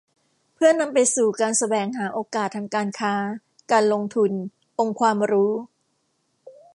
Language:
Thai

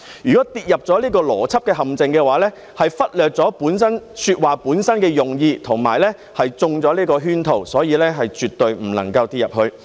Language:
Cantonese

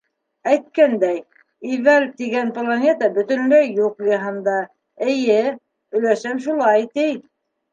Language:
Bashkir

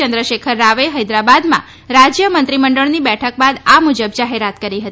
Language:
Gujarati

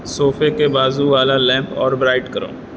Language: Urdu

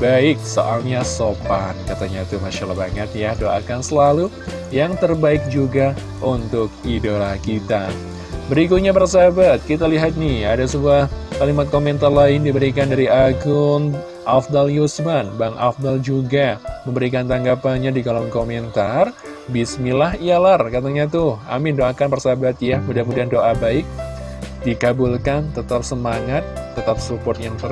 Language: Indonesian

